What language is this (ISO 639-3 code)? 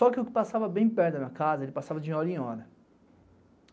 por